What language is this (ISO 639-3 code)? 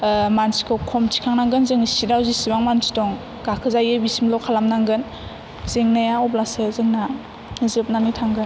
brx